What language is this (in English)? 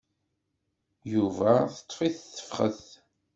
Kabyle